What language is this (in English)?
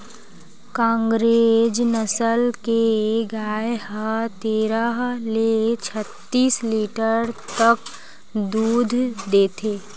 Chhattisgarhi